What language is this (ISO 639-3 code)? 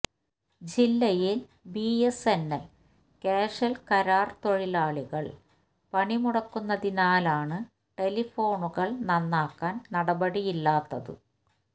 mal